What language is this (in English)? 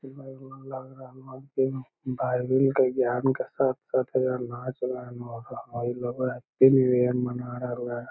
Magahi